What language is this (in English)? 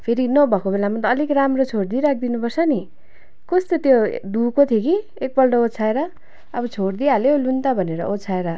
Nepali